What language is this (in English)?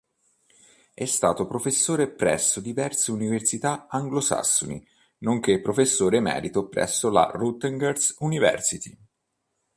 Italian